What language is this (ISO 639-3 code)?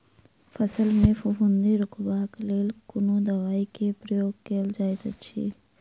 mai